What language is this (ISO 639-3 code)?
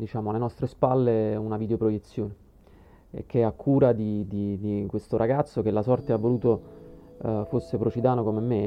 ita